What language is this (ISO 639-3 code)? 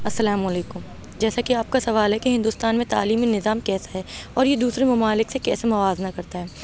urd